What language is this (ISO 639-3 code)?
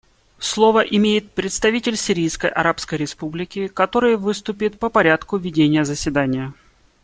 rus